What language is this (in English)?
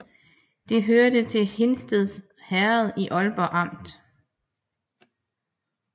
Danish